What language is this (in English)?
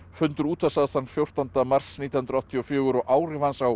Icelandic